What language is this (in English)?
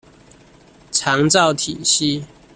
Chinese